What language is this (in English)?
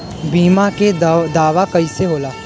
Bhojpuri